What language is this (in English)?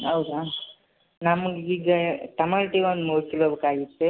Kannada